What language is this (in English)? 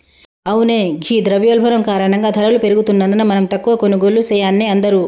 Telugu